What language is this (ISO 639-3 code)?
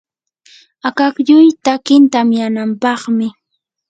qur